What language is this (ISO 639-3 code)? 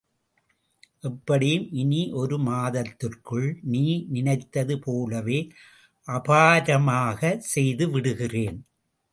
tam